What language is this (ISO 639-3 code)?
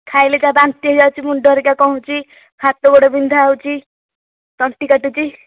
ori